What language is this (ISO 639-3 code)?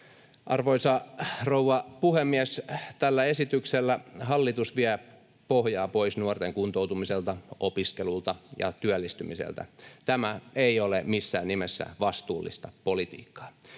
fin